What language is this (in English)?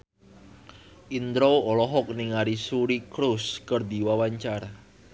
Sundanese